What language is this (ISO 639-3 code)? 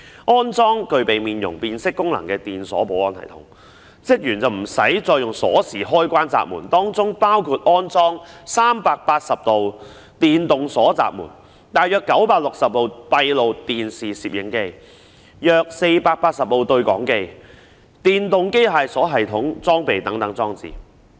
yue